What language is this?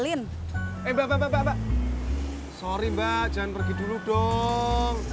Indonesian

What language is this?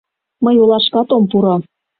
Mari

